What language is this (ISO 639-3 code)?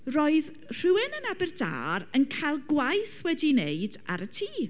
cym